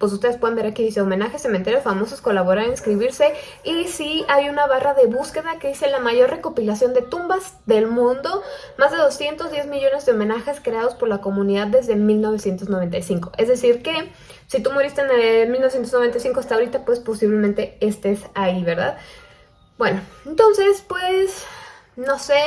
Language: Spanish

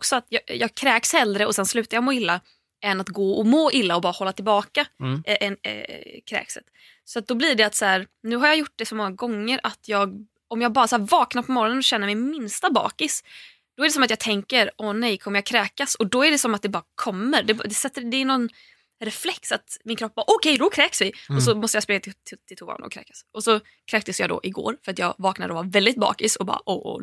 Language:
Swedish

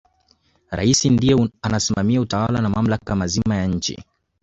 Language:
Swahili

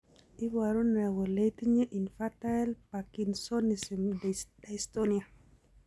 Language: Kalenjin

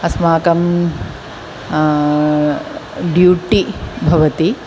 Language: Sanskrit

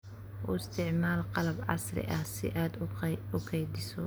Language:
Somali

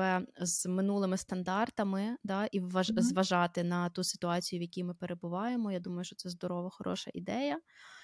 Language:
Ukrainian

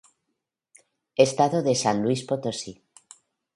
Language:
Spanish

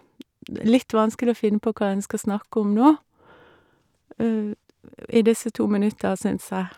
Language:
Norwegian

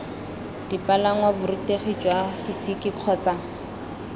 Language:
Tswana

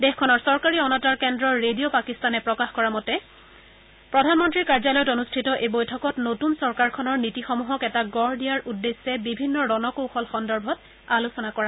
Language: Assamese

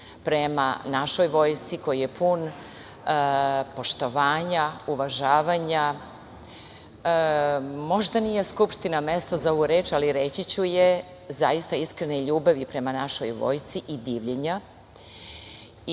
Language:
Serbian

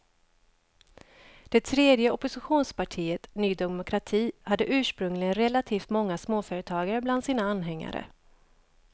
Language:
Swedish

